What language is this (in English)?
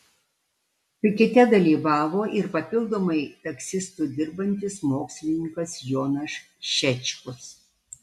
Lithuanian